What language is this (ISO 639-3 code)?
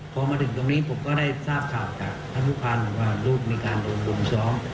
tha